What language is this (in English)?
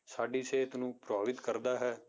Punjabi